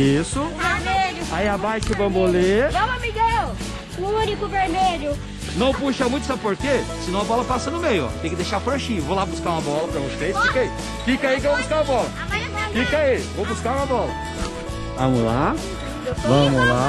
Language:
Portuguese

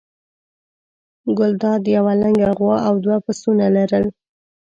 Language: Pashto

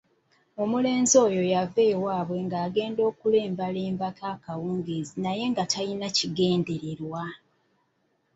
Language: Ganda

